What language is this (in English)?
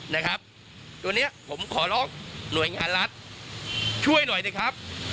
Thai